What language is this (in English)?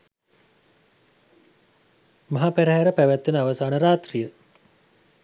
Sinhala